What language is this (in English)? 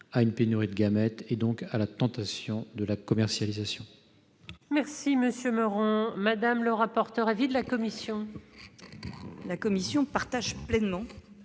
French